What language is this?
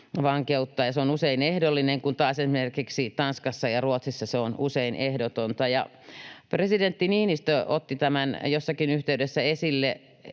Finnish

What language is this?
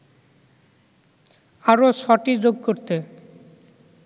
Bangla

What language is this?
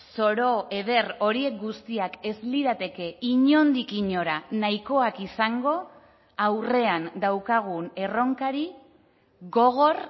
Basque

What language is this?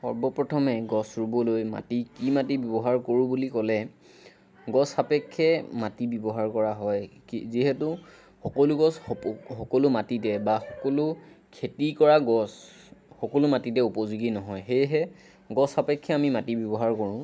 Assamese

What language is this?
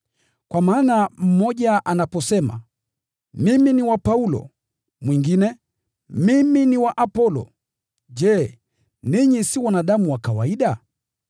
Swahili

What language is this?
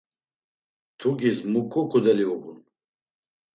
Laz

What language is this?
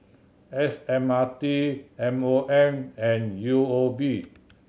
English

